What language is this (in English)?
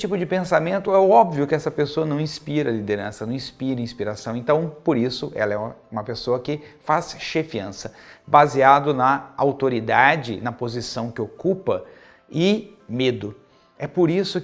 Portuguese